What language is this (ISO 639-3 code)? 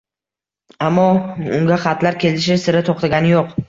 uzb